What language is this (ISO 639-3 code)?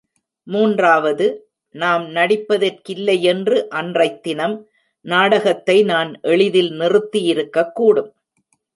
tam